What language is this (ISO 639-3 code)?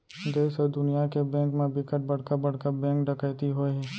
hne